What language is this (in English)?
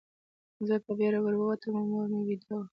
Pashto